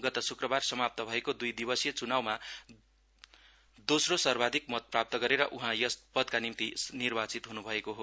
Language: Nepali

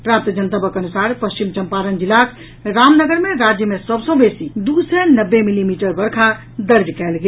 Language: Maithili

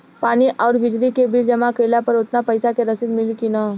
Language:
Bhojpuri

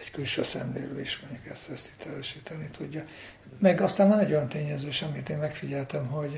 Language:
Hungarian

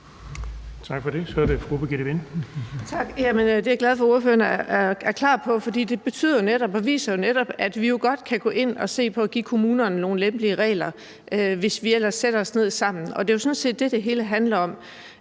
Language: Danish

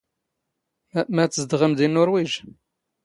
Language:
Standard Moroccan Tamazight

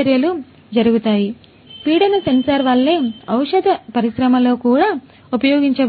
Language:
Telugu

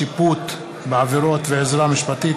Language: Hebrew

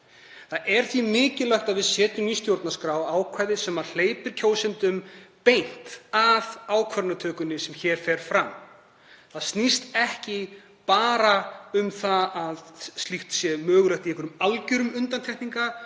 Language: Icelandic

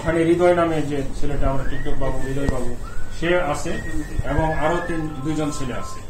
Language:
Romanian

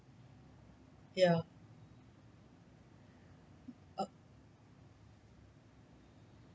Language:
English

